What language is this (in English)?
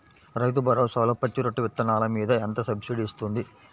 Telugu